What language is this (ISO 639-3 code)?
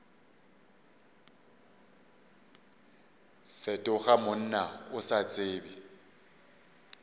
nso